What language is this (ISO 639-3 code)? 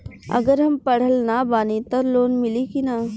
bho